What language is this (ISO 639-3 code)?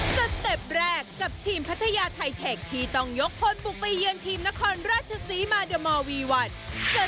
tha